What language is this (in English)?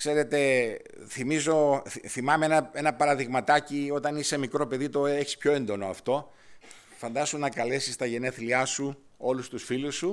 Greek